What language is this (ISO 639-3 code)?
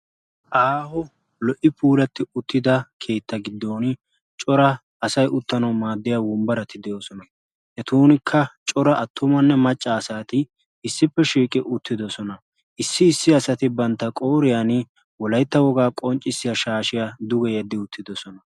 wal